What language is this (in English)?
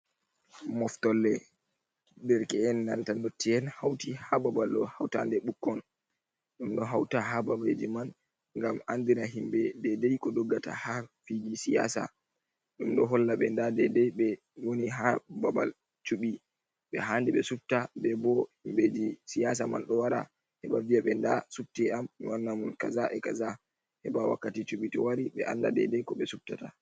Fula